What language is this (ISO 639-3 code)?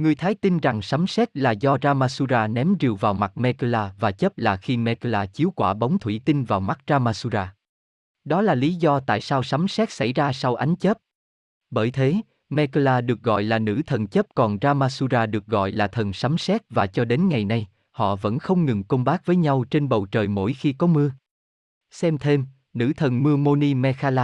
vie